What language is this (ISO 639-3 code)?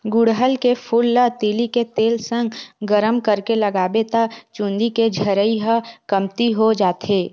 hne